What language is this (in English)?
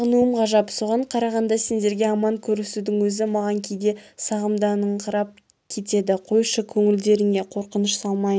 Kazakh